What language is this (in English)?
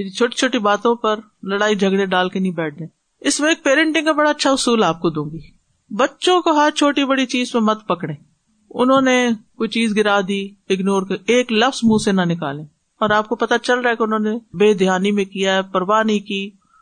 Urdu